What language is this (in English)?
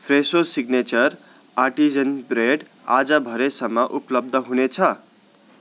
Nepali